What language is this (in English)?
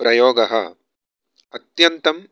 Sanskrit